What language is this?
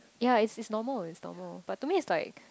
English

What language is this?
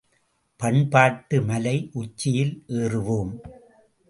Tamil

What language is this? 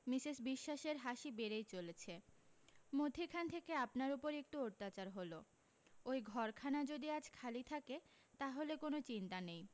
Bangla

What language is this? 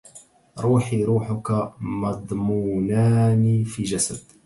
Arabic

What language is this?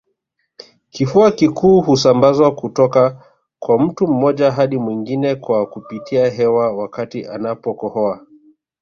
Swahili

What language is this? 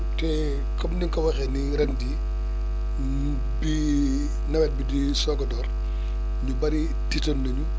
Wolof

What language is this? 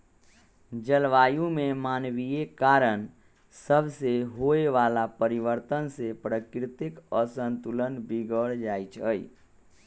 Magahi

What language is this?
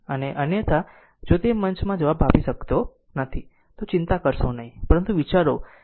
Gujarati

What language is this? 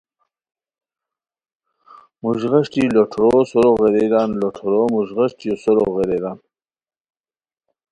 Khowar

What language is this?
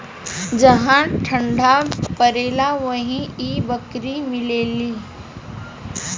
Bhojpuri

